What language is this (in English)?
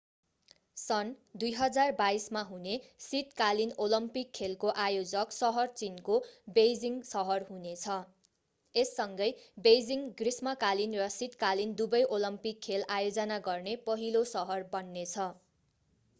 Nepali